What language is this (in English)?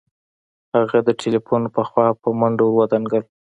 Pashto